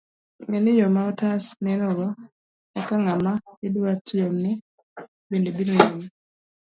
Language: Luo (Kenya and Tanzania)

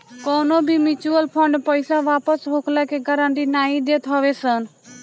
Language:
Bhojpuri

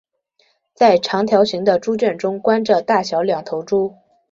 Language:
Chinese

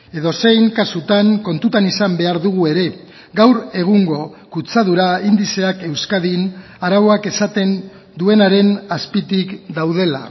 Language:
Basque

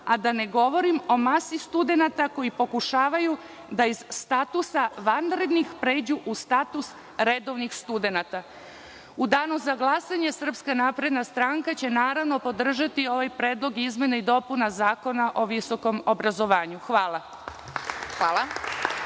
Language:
Serbian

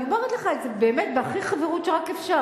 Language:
Hebrew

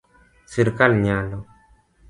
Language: Luo (Kenya and Tanzania)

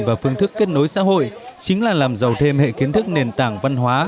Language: Vietnamese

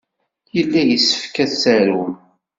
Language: Kabyle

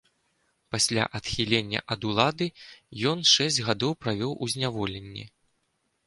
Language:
Belarusian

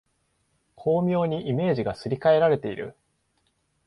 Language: Japanese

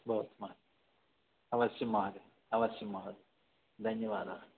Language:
Sanskrit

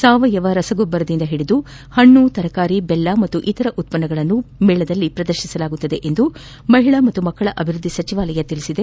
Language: Kannada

